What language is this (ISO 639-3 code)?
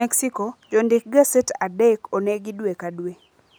luo